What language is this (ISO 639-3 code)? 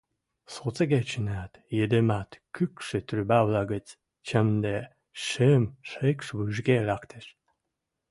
mrj